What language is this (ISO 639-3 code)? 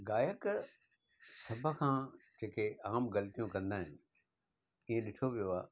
snd